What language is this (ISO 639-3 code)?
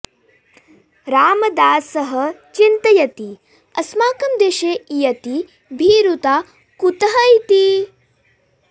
san